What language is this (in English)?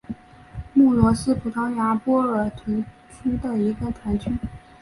Chinese